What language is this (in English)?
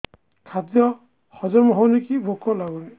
Odia